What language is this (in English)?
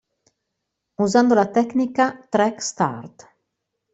Italian